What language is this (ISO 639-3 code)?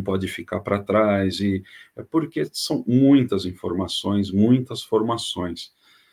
por